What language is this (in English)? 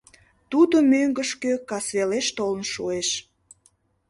Mari